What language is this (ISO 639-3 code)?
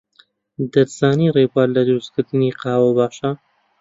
ckb